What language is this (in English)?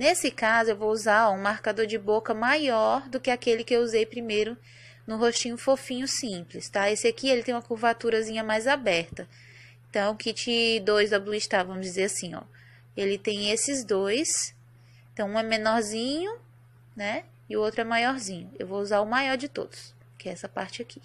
Portuguese